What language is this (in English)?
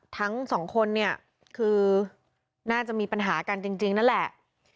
Thai